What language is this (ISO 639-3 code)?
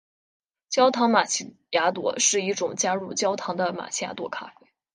zho